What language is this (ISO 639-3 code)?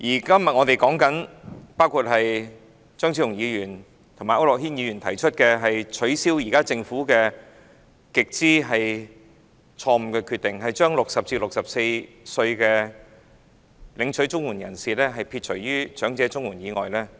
yue